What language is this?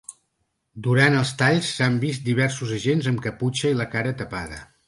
Catalan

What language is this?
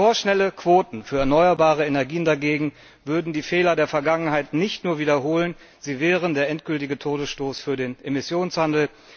German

